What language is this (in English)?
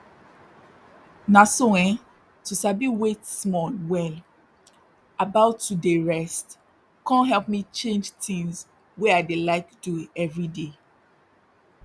Nigerian Pidgin